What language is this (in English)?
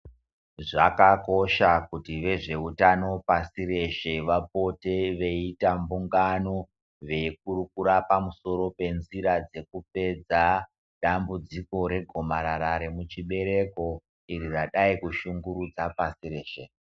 Ndau